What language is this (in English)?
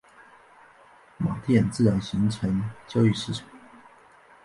Chinese